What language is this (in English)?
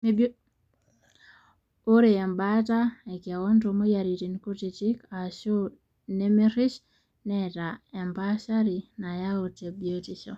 Masai